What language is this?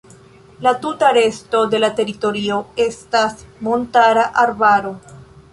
Esperanto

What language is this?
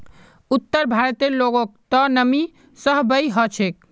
Magahi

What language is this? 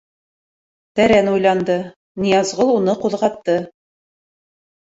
Bashkir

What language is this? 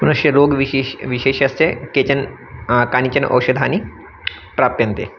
Sanskrit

